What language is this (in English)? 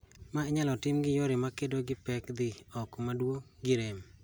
Luo (Kenya and Tanzania)